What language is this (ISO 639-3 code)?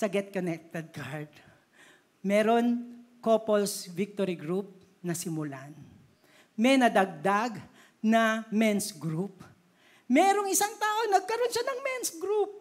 fil